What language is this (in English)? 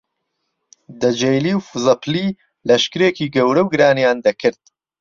Central Kurdish